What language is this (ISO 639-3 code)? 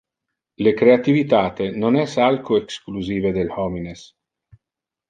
ina